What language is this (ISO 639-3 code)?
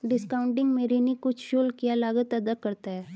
hin